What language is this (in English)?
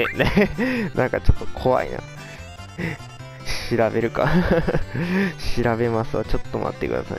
Japanese